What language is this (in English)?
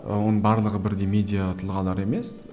Kazakh